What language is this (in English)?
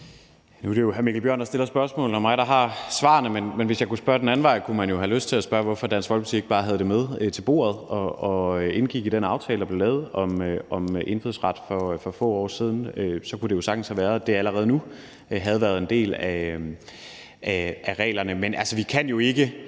Danish